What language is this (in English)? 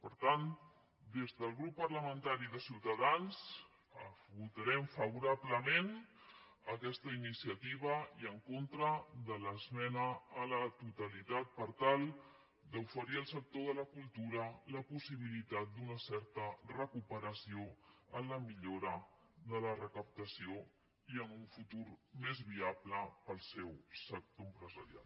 Catalan